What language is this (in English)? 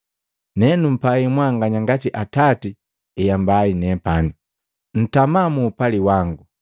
Matengo